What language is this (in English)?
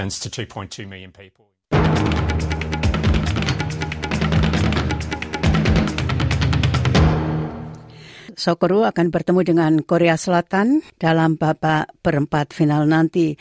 Indonesian